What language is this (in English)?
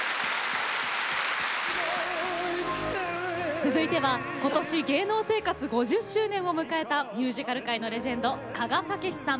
Japanese